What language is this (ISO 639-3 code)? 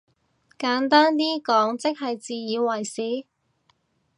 yue